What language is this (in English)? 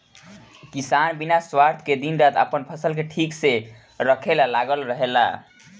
Bhojpuri